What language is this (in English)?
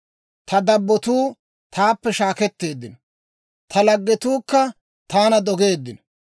Dawro